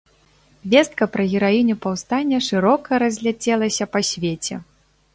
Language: Belarusian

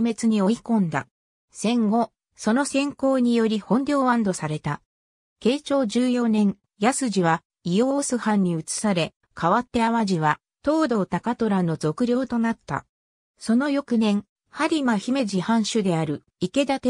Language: Japanese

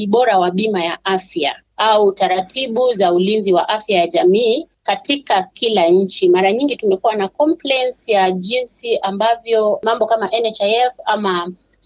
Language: Swahili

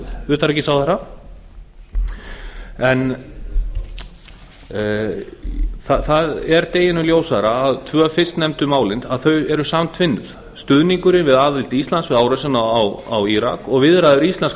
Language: Icelandic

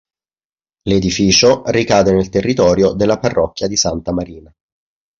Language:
Italian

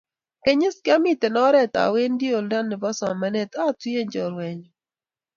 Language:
Kalenjin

